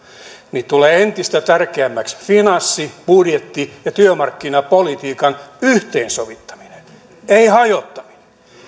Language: Finnish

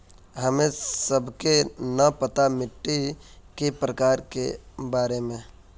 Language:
Magahi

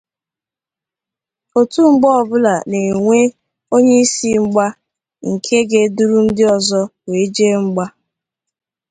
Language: Igbo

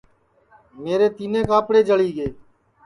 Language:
Sansi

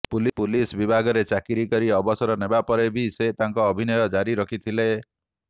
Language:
Odia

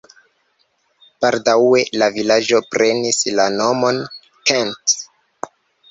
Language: Esperanto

